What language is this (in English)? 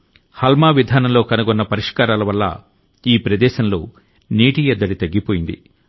Telugu